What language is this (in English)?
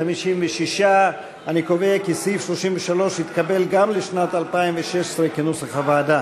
Hebrew